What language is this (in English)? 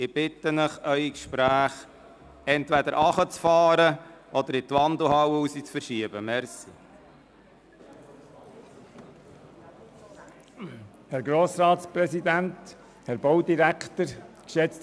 Swiss German